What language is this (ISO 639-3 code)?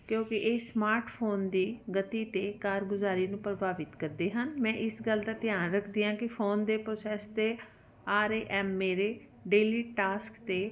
pan